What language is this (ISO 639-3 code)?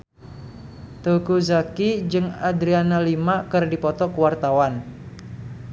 sun